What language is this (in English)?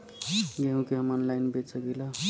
Bhojpuri